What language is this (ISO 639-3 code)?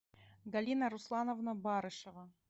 rus